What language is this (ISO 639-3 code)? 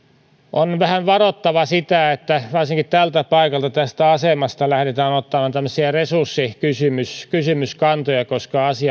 fin